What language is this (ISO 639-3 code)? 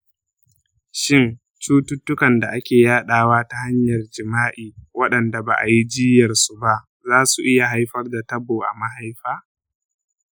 hau